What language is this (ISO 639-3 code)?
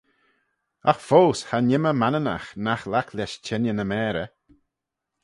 glv